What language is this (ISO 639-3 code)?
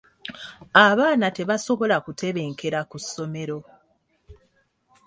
lug